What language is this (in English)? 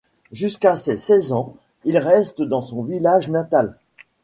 French